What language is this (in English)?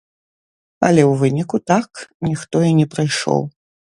Belarusian